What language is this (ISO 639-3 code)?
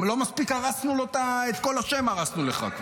heb